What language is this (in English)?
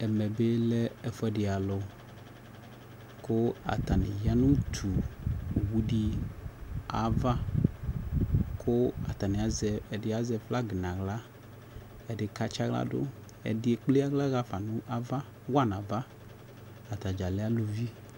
Ikposo